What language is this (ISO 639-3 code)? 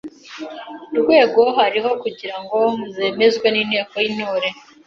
kin